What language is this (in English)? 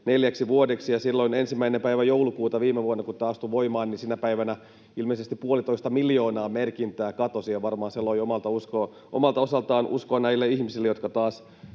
Finnish